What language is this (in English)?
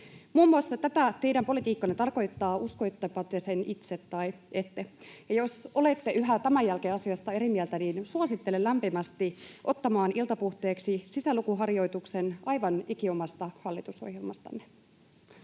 Finnish